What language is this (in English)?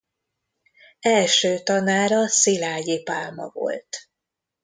Hungarian